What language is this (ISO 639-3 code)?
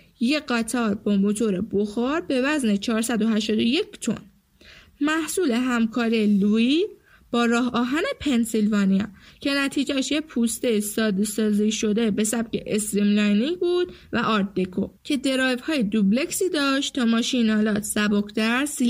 fas